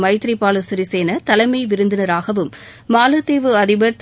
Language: Tamil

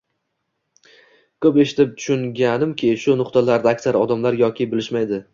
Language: Uzbek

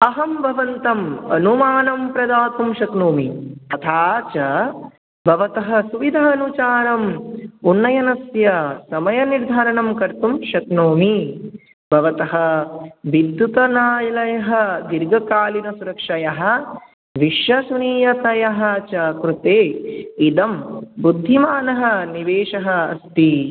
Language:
Sanskrit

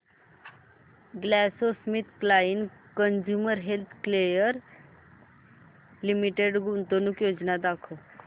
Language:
Marathi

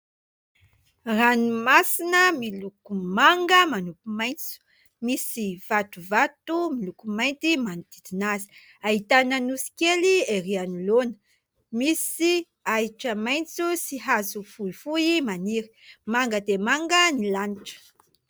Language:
Malagasy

